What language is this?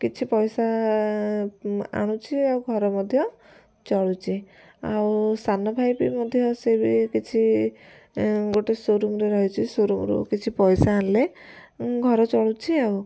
Odia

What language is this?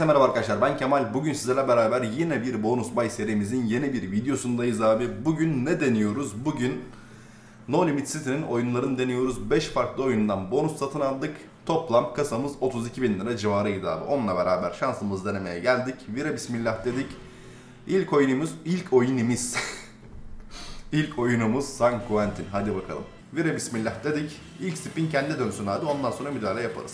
Turkish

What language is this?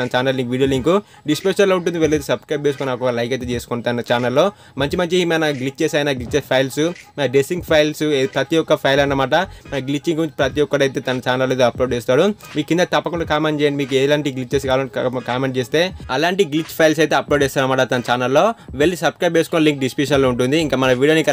Telugu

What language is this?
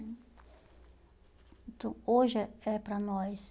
Portuguese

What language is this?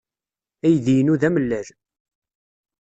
Kabyle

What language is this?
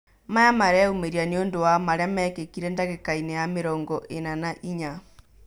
Kikuyu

